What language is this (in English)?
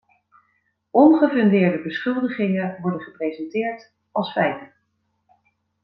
Dutch